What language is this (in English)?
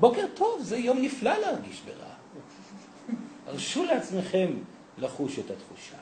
Hebrew